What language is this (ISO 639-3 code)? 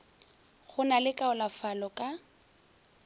nso